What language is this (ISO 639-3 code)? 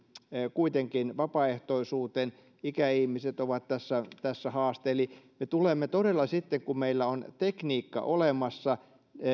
fin